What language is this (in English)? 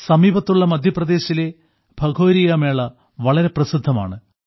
Malayalam